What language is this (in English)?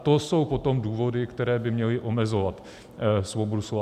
Czech